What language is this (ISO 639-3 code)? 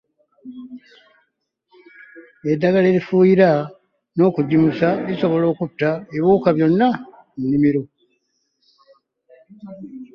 lug